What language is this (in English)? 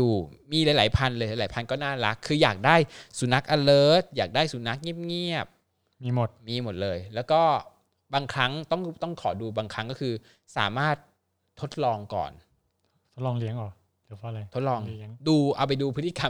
Thai